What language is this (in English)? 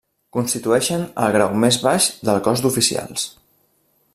Catalan